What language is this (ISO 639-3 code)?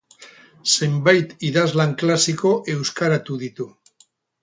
eus